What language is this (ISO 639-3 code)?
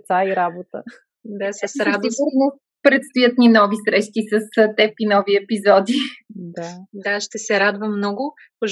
bul